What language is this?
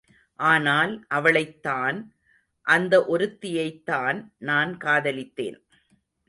Tamil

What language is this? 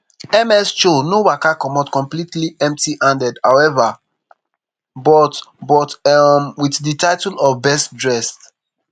Nigerian Pidgin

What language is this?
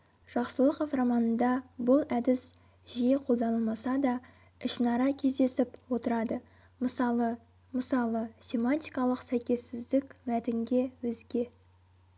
Kazakh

